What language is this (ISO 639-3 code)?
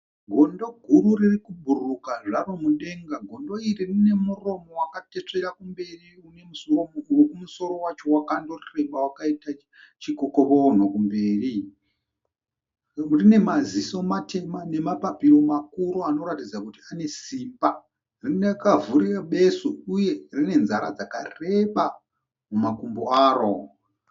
sna